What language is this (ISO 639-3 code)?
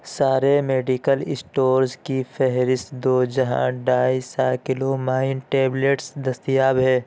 urd